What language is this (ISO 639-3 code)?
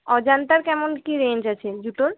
ben